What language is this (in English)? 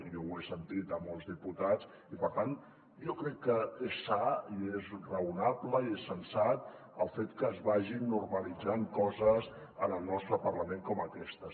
Catalan